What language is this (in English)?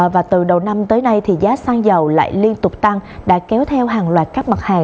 Vietnamese